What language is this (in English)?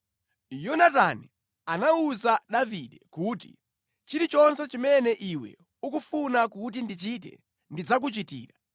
Nyanja